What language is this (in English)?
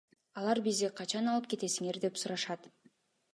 Kyrgyz